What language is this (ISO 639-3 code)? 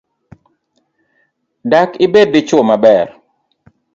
luo